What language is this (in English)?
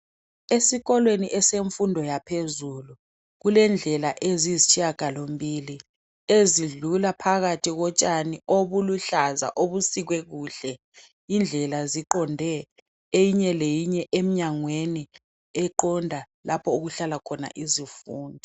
North Ndebele